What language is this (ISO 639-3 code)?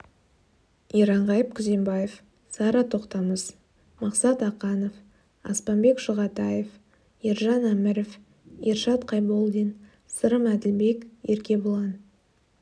kaz